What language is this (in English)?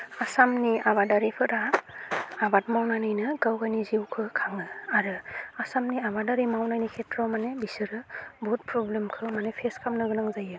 Bodo